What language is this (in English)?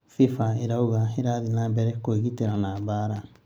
Kikuyu